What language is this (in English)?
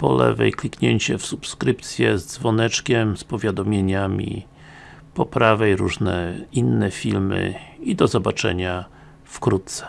Polish